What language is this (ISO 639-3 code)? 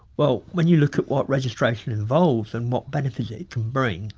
eng